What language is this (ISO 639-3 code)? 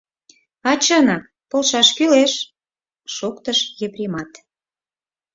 chm